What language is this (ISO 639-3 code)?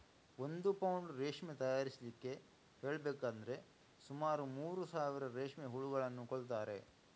kan